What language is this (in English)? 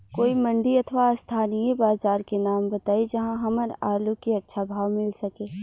Bhojpuri